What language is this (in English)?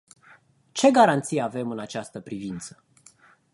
Romanian